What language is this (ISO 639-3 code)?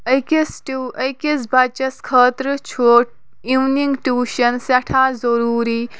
kas